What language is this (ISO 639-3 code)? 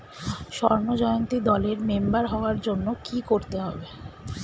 ben